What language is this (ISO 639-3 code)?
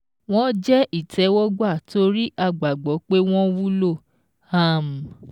yor